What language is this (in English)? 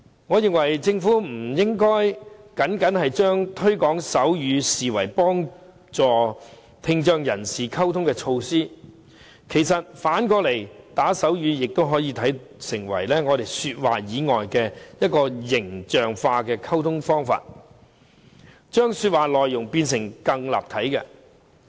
Cantonese